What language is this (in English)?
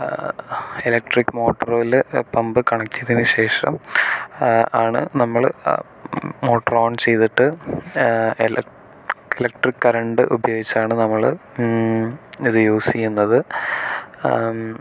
Malayalam